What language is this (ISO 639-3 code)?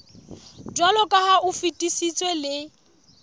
sot